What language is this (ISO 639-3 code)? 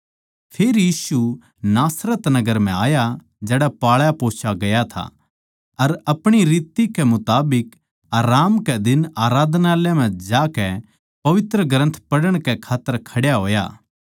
bgc